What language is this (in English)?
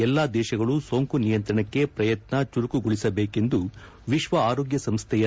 Kannada